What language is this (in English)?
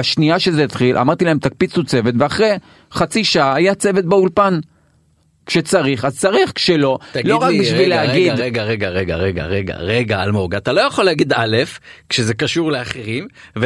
Hebrew